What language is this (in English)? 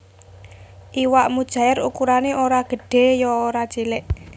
Javanese